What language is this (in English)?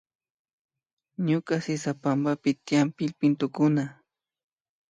Imbabura Highland Quichua